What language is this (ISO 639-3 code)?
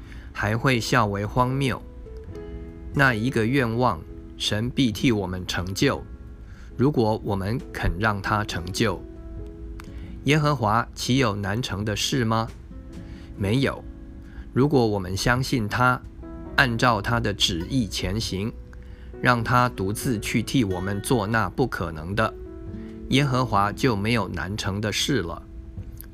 zho